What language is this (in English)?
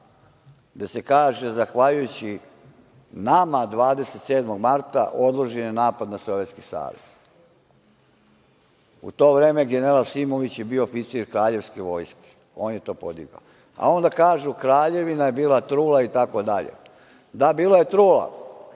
Serbian